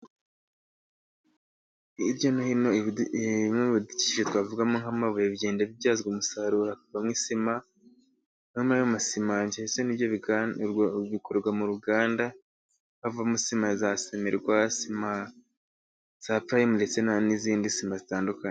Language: Kinyarwanda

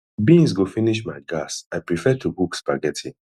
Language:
Nigerian Pidgin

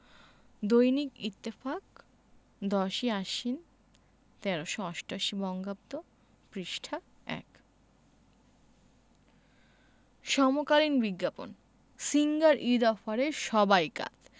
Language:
Bangla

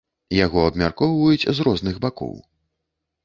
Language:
Belarusian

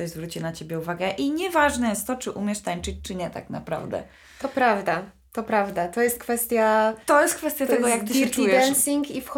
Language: Polish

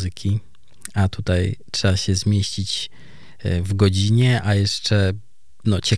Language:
Polish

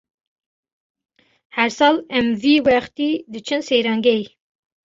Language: Kurdish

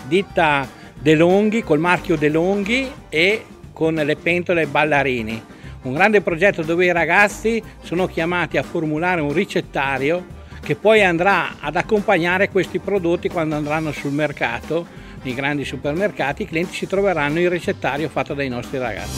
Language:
Italian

